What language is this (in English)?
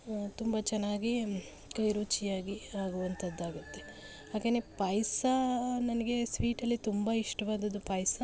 Kannada